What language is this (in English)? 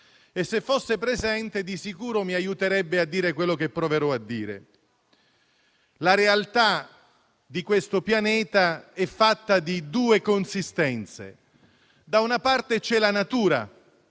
Italian